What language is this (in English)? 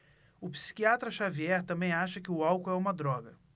Portuguese